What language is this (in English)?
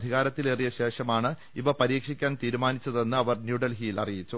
Malayalam